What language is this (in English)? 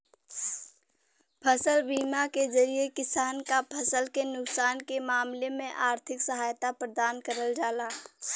Bhojpuri